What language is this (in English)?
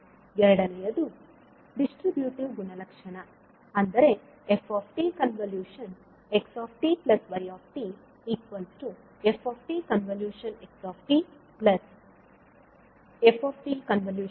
Kannada